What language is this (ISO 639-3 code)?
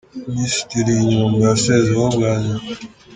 kin